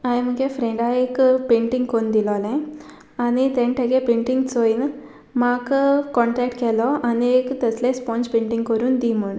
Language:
Konkani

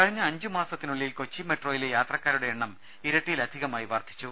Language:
Malayalam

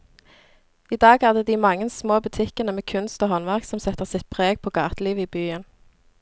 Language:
Norwegian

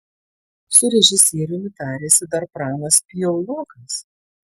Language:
Lithuanian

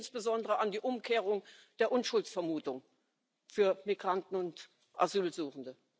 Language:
German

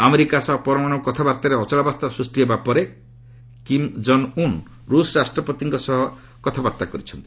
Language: Odia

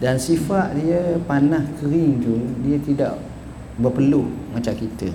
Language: Malay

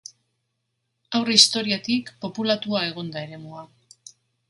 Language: Basque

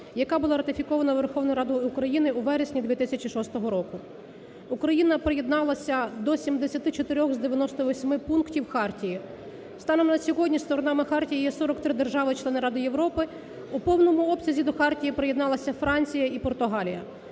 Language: Ukrainian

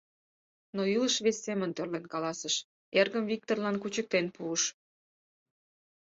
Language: Mari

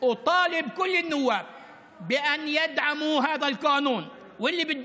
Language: Hebrew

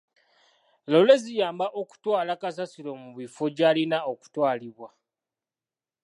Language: Ganda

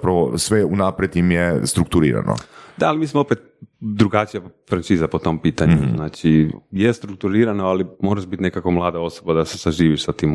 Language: Croatian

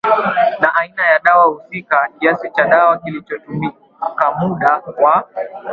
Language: Swahili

